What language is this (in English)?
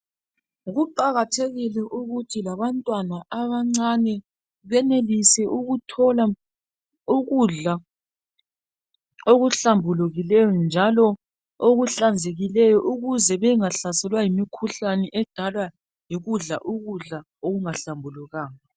North Ndebele